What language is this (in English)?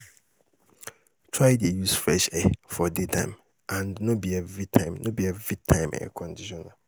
Nigerian Pidgin